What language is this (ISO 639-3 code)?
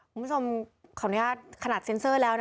tha